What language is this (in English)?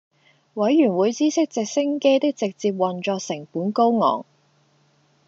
Cantonese